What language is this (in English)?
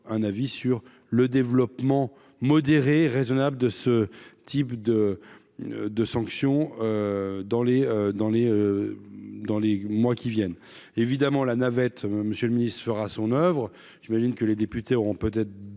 French